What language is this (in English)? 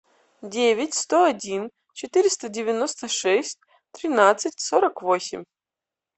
Russian